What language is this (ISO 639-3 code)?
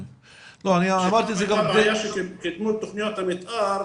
heb